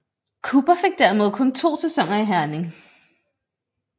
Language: Danish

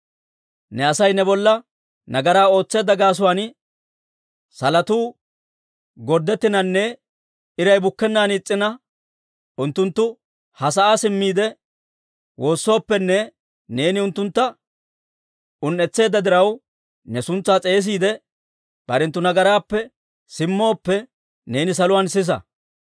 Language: Dawro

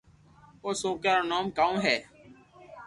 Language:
Loarki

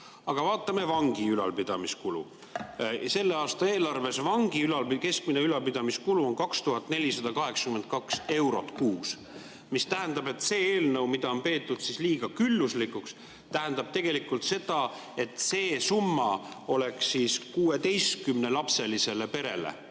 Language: Estonian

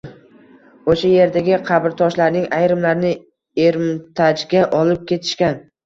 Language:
Uzbek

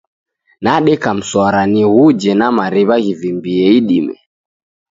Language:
Taita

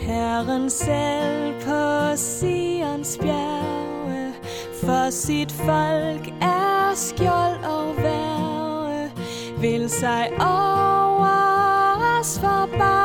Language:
Danish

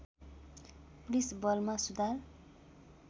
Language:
Nepali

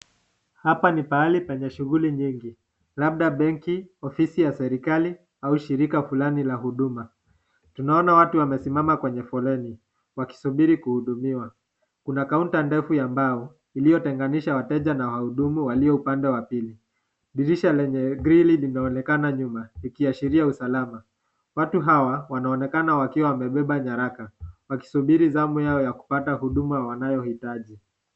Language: Swahili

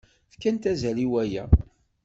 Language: Kabyle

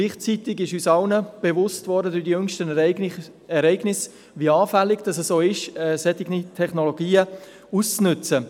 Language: Swiss German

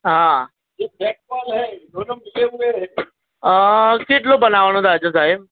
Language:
Gujarati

